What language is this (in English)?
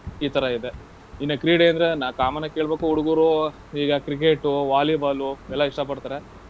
Kannada